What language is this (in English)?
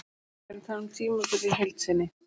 Icelandic